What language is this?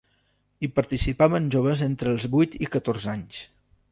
Catalan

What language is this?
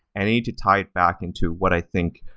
English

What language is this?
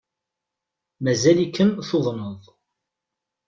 Kabyle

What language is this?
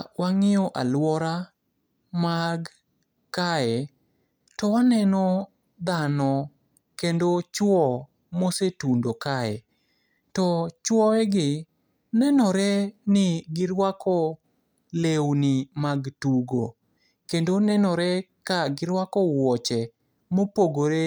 Luo (Kenya and Tanzania)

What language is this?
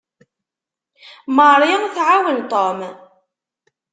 Kabyle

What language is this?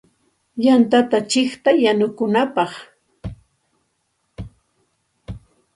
Santa Ana de Tusi Pasco Quechua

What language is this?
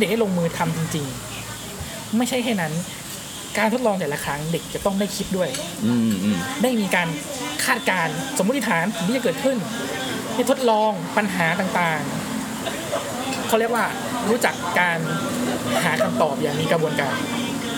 Thai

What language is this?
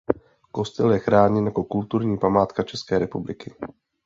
Czech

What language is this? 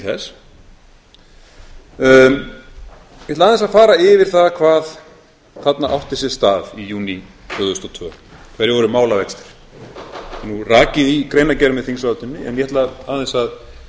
Icelandic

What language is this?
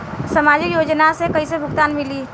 Bhojpuri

